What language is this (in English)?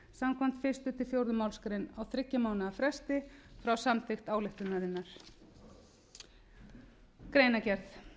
Icelandic